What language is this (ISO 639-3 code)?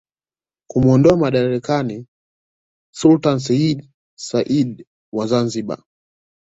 swa